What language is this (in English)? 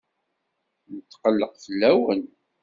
Kabyle